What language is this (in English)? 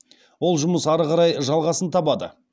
Kazakh